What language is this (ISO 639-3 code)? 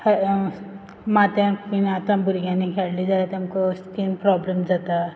kok